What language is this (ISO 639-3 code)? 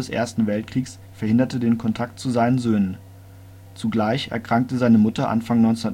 deu